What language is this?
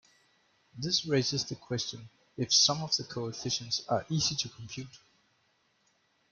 English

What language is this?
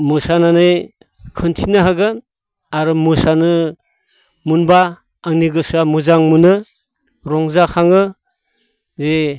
Bodo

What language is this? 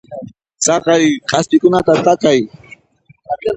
Puno Quechua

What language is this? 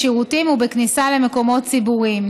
Hebrew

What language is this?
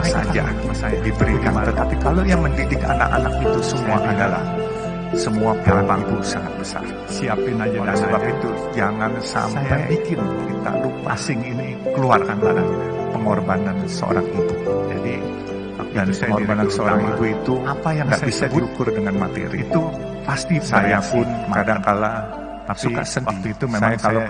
Indonesian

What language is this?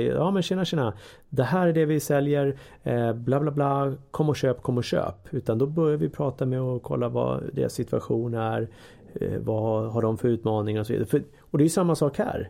Swedish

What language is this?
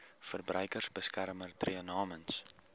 Afrikaans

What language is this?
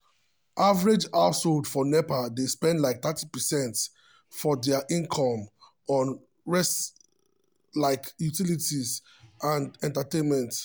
Nigerian Pidgin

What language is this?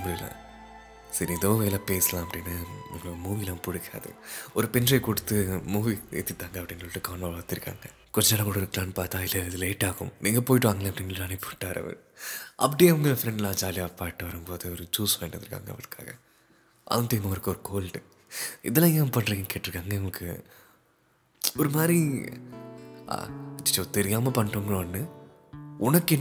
Tamil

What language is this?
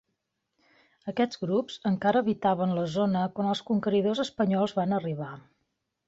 Catalan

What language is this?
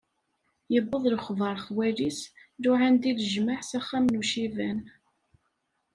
Kabyle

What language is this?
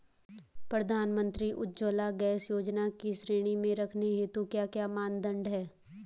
Hindi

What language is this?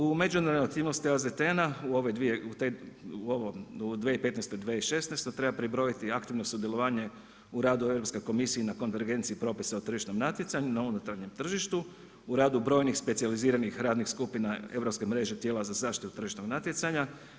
Croatian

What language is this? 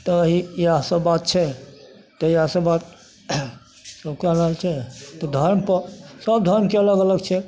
Maithili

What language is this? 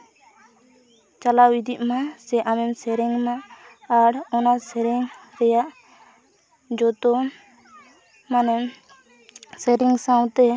Santali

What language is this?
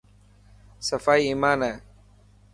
Dhatki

